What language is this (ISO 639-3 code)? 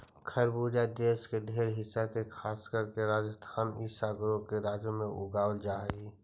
mag